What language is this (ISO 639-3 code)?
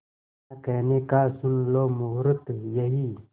hin